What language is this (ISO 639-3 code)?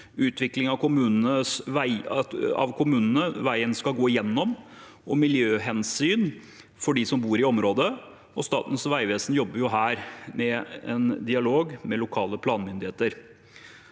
nor